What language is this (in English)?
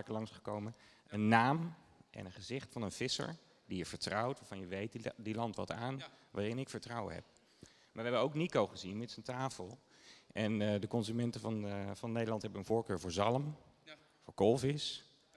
Dutch